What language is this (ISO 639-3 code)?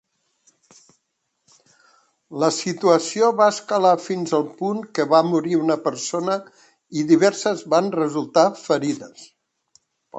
cat